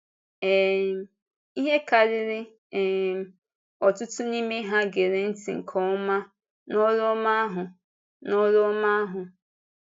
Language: Igbo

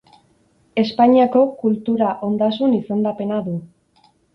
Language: Basque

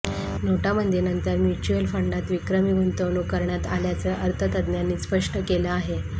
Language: Marathi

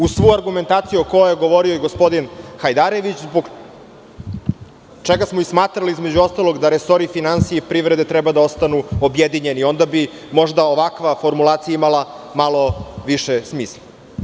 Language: Serbian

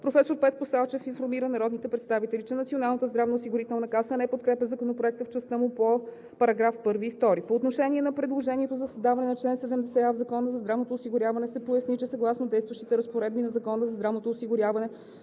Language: Bulgarian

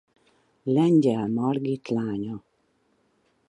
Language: Hungarian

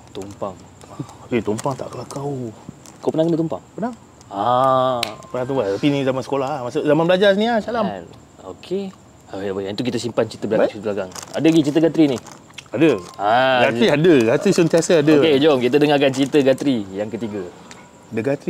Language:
Malay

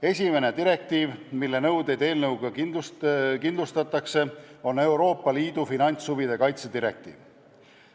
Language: Estonian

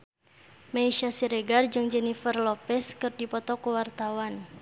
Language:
Sundanese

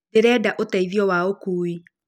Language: Kikuyu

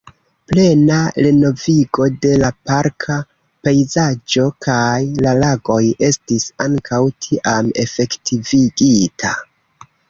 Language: Esperanto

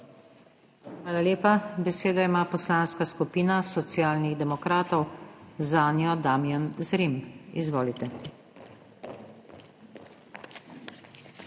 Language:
Slovenian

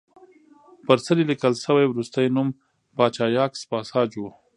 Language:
Pashto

